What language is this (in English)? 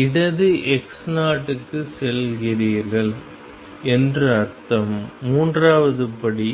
Tamil